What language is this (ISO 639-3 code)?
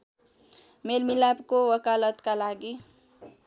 nep